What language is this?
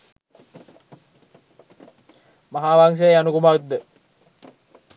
Sinhala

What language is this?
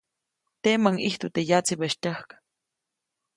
Copainalá Zoque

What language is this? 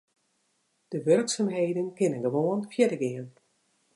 Western Frisian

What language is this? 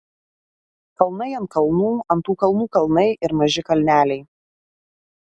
Lithuanian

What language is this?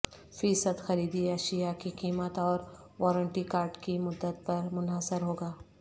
Urdu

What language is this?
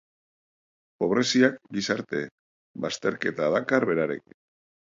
Basque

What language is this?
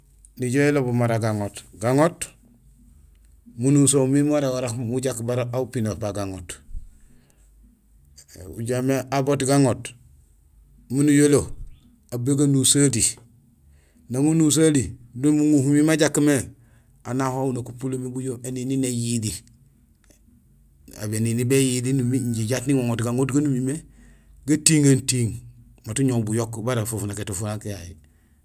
Gusilay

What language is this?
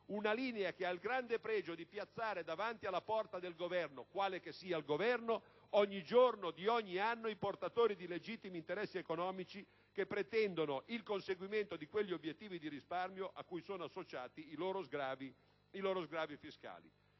Italian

